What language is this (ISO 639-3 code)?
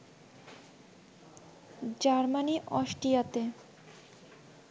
ben